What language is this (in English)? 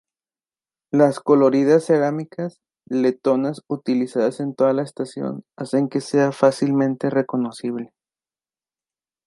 Spanish